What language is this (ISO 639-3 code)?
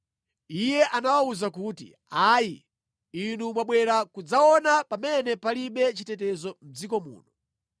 nya